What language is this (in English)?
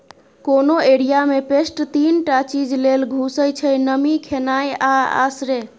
Maithili